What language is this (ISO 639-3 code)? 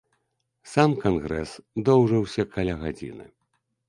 bel